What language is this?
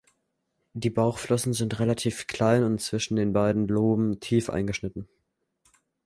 German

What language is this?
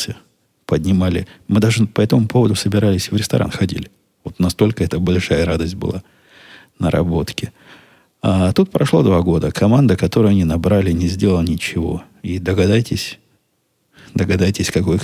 Russian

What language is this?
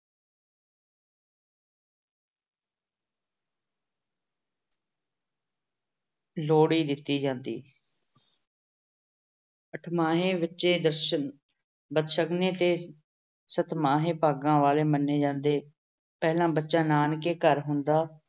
Punjabi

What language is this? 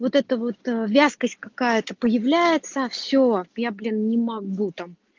Russian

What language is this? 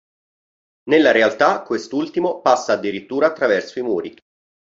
Italian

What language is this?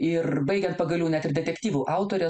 Lithuanian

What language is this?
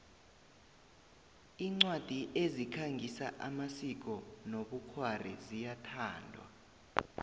South Ndebele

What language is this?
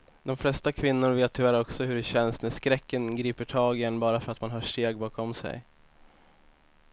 Swedish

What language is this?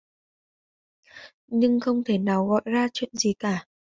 Vietnamese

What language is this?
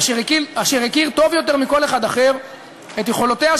Hebrew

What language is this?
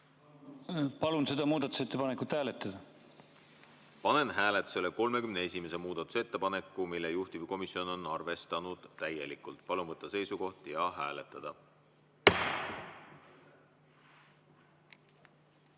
Estonian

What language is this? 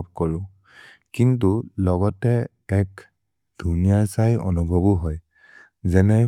Maria (India)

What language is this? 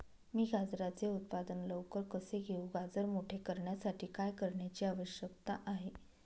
Marathi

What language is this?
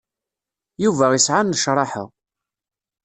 Kabyle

